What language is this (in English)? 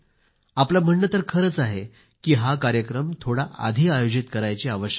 Marathi